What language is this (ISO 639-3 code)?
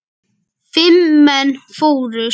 isl